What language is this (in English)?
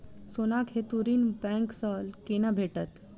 Maithili